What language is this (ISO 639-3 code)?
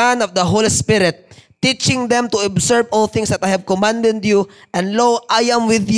fil